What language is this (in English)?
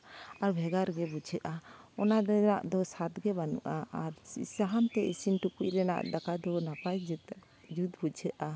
Santali